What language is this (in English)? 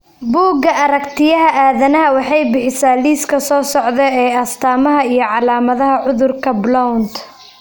Somali